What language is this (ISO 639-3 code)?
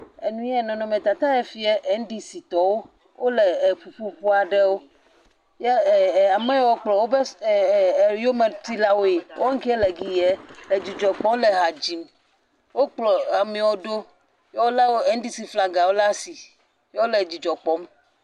ewe